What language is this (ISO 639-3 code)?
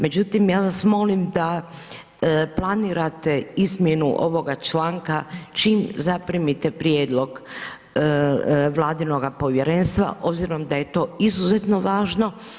hrv